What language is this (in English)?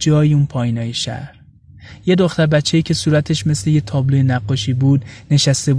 Persian